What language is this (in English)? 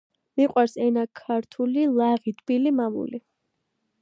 Georgian